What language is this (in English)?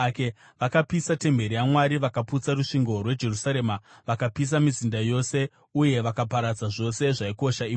Shona